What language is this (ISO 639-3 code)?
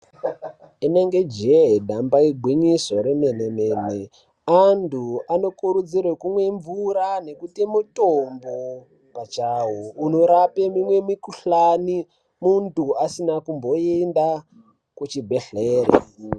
ndc